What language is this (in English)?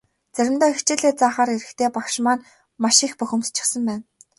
Mongolian